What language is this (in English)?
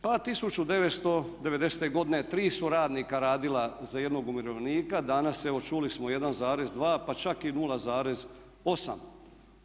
Croatian